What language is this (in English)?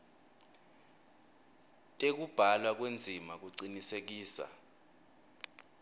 Swati